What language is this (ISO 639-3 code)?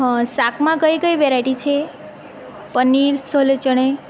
guj